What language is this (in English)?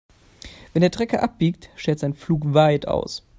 German